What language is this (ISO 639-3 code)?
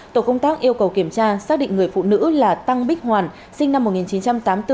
vie